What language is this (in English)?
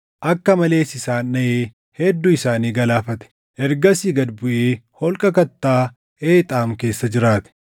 Oromo